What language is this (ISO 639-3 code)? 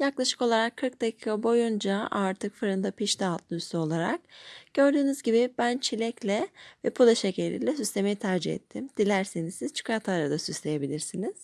tur